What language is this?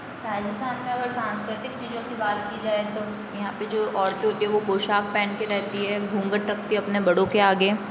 Hindi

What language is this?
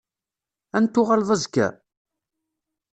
Kabyle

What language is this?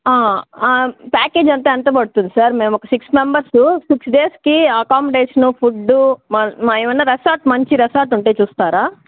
Telugu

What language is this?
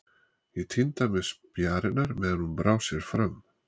Icelandic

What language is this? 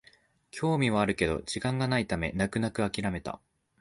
Japanese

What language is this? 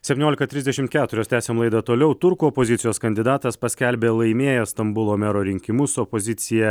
Lithuanian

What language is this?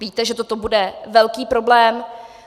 Czech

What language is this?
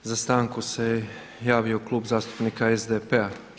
Croatian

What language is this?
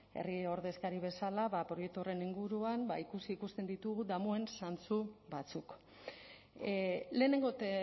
Basque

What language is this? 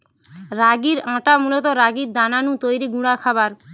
Bangla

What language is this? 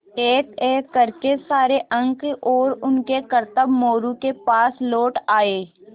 Hindi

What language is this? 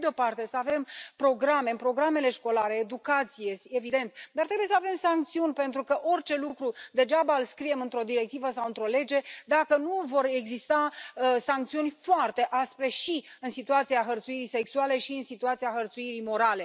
Romanian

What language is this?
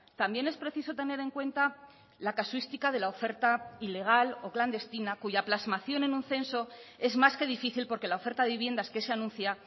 Spanish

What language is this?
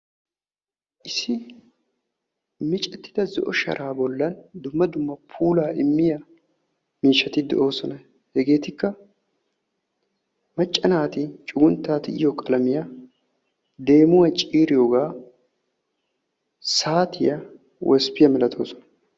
Wolaytta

